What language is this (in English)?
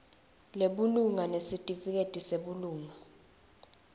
Swati